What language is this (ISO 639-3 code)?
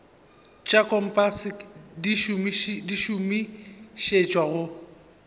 nso